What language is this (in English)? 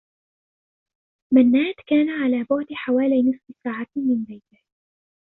Arabic